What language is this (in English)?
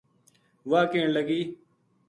Gujari